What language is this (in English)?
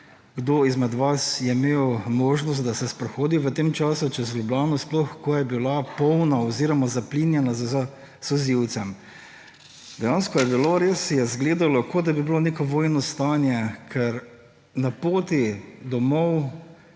Slovenian